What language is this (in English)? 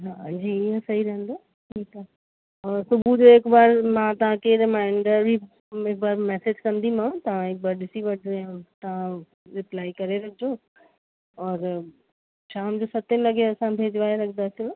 Sindhi